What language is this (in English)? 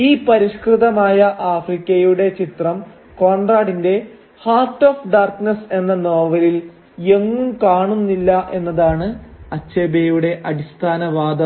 Malayalam